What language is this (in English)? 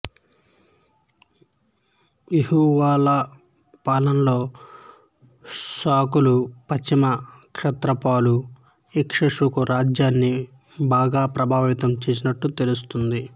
Telugu